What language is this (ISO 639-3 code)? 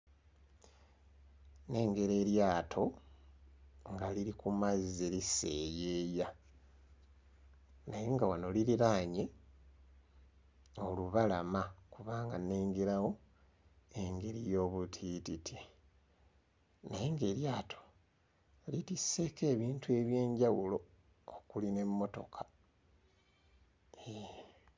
lug